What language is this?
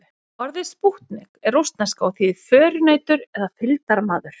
Icelandic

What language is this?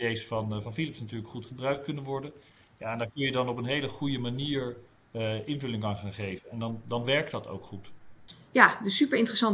Dutch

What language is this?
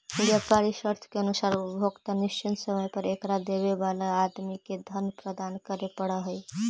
Magahi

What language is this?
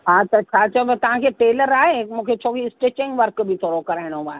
Sindhi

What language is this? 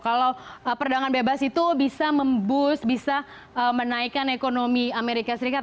Indonesian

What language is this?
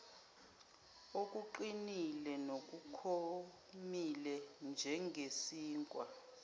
Zulu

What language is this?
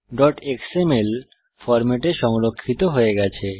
Bangla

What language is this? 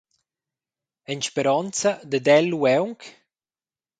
Romansh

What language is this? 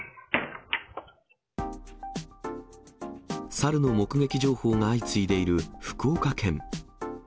Japanese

